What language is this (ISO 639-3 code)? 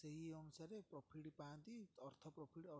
ori